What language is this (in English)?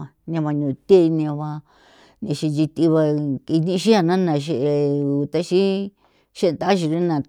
San Felipe Otlaltepec Popoloca